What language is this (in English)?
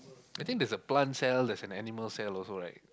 English